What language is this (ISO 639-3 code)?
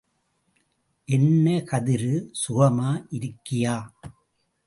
tam